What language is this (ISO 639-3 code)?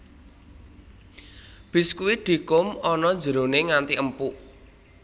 jav